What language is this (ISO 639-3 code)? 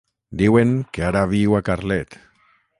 cat